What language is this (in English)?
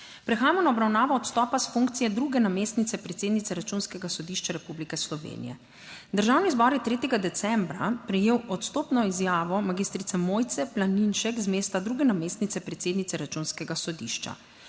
Slovenian